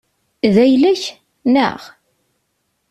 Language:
Kabyle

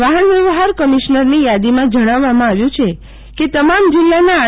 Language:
Gujarati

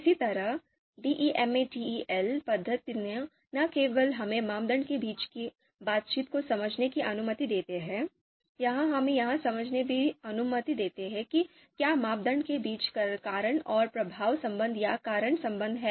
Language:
Hindi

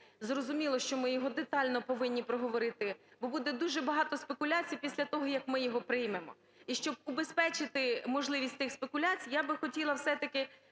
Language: Ukrainian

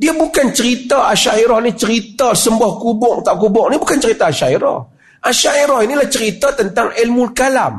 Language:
Malay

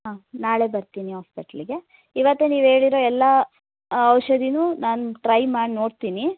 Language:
Kannada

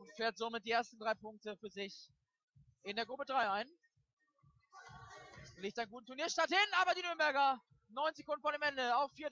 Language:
German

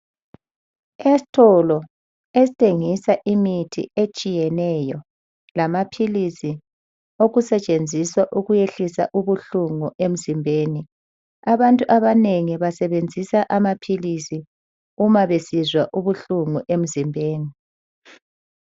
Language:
North Ndebele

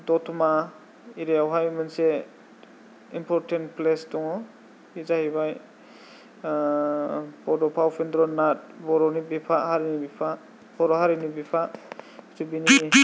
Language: Bodo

